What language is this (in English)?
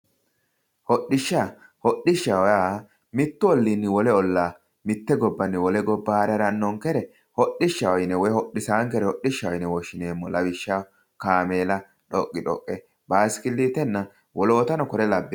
Sidamo